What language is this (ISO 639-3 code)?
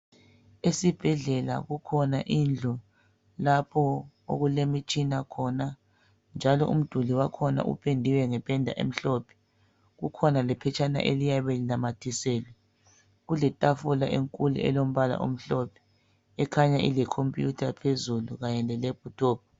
nde